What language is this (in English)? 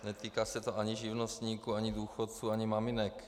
Czech